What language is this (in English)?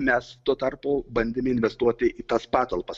Lithuanian